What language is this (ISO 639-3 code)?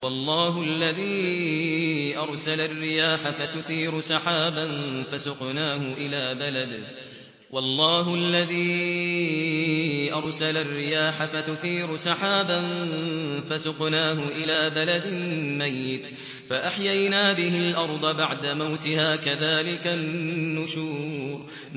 ara